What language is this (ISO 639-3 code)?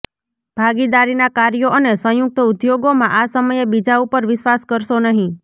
guj